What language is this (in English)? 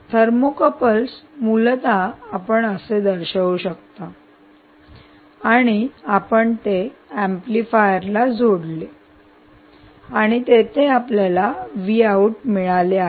Marathi